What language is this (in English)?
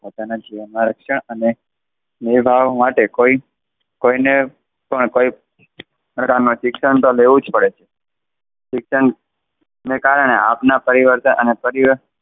Gujarati